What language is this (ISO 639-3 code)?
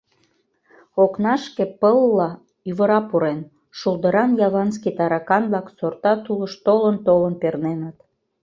chm